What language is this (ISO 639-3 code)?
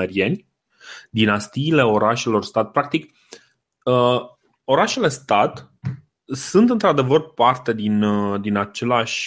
ron